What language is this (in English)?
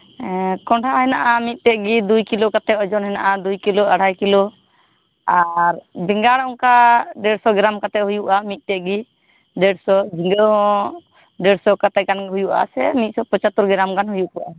Santali